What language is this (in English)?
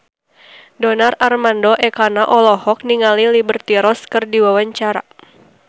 Sundanese